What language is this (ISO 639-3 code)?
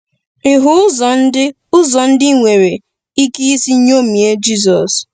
ibo